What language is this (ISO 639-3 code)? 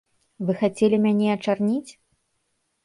bel